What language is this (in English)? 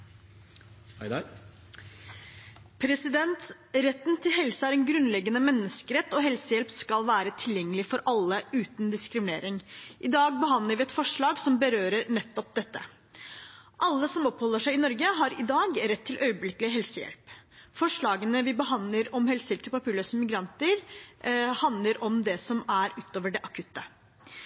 Norwegian Bokmål